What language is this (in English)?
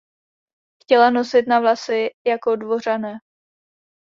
Czech